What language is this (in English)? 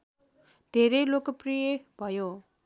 Nepali